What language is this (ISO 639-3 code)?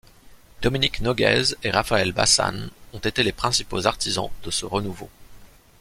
fra